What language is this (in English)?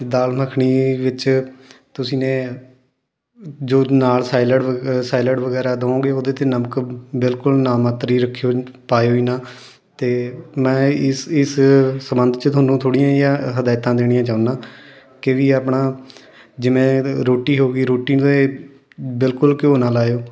Punjabi